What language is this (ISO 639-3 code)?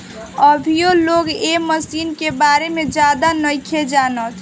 bho